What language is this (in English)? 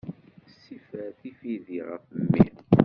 Kabyle